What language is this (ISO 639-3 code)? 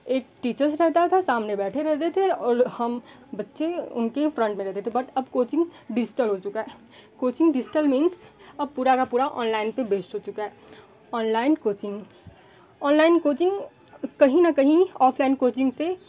hin